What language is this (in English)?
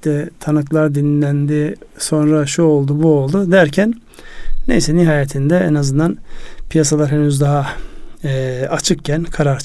Turkish